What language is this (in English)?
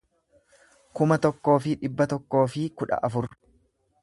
Oromo